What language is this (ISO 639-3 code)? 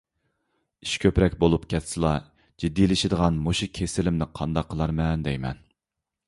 uig